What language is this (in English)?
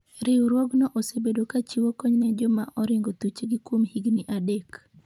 Luo (Kenya and Tanzania)